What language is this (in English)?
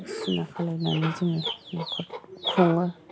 Bodo